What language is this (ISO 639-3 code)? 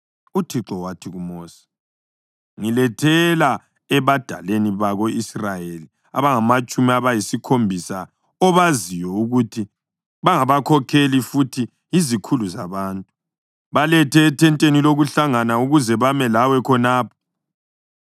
nde